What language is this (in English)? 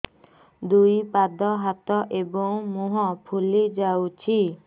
Odia